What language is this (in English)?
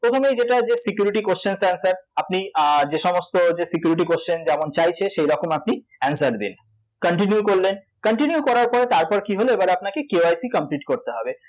Bangla